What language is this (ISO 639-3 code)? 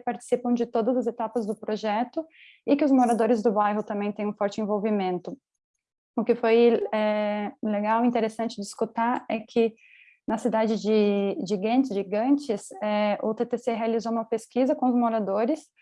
por